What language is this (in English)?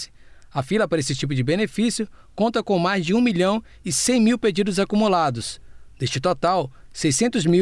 Portuguese